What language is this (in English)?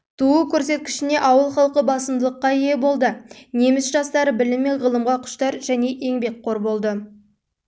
Kazakh